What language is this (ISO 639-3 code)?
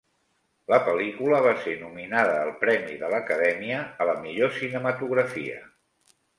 cat